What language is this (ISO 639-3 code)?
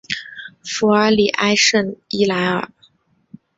zho